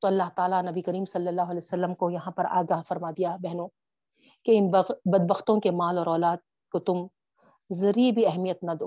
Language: Urdu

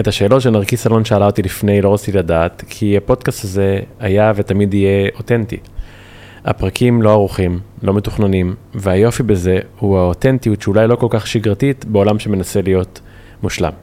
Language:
Hebrew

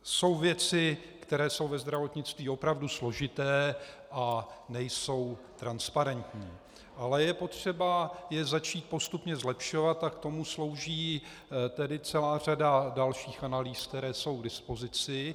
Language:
Czech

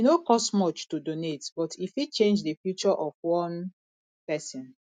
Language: Nigerian Pidgin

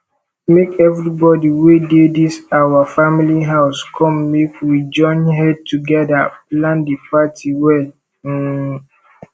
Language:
Nigerian Pidgin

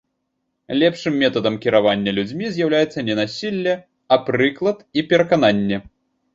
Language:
Belarusian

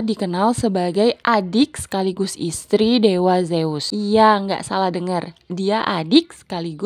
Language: Indonesian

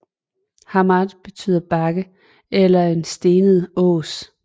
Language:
Danish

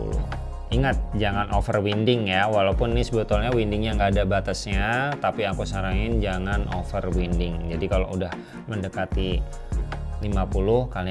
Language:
Indonesian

